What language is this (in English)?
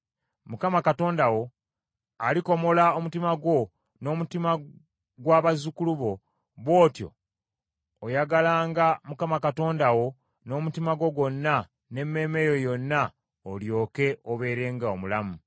Ganda